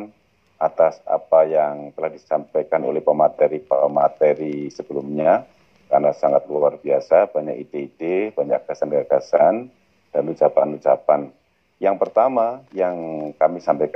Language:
Indonesian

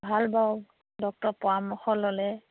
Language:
Assamese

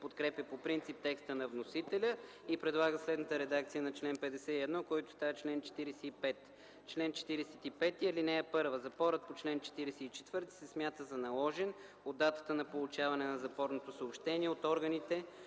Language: Bulgarian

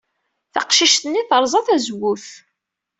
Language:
Kabyle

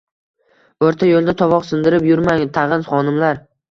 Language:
Uzbek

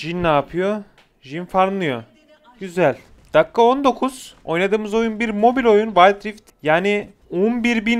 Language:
Turkish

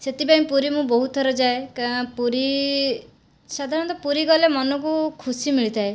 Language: Odia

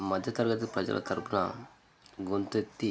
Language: Telugu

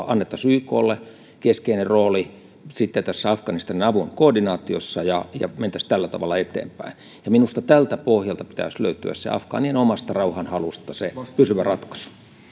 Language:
Finnish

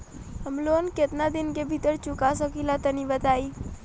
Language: Bhojpuri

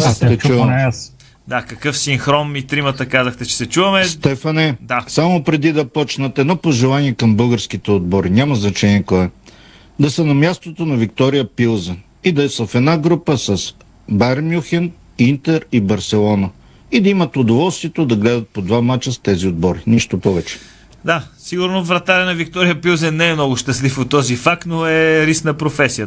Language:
Bulgarian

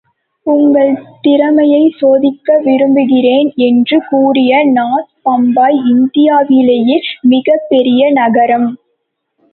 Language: Tamil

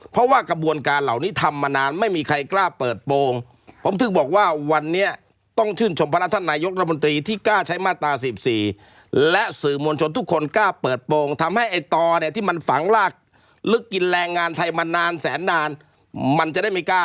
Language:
Thai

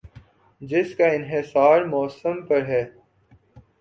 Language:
Urdu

